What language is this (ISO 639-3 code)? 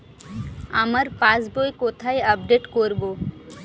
ben